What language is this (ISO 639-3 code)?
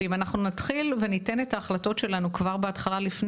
heb